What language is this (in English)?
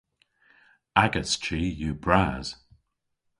Cornish